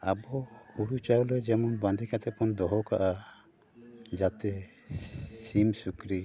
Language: Santali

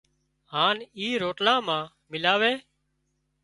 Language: Wadiyara Koli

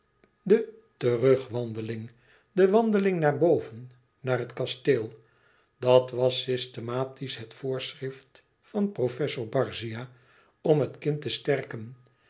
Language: Dutch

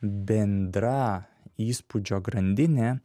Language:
Lithuanian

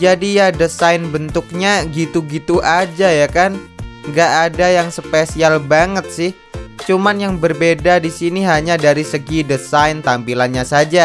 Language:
Indonesian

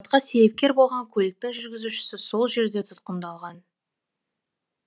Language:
Kazakh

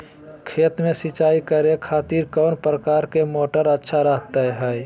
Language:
Magahi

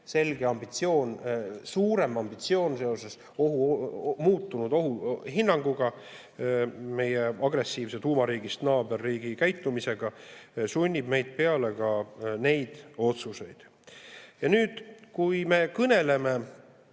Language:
Estonian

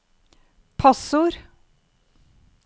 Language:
Norwegian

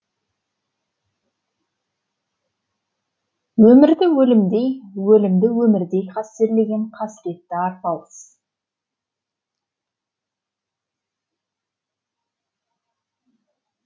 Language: Kazakh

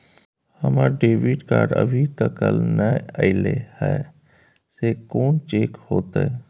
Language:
Maithili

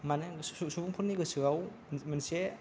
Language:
Bodo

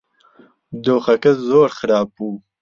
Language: Central Kurdish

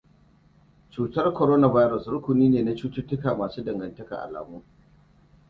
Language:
Hausa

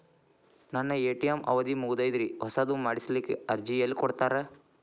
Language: Kannada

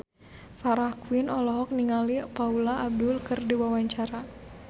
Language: Sundanese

